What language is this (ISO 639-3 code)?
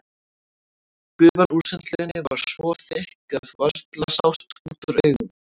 isl